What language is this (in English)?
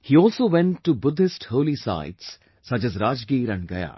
English